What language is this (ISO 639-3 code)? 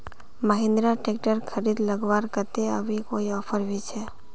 mag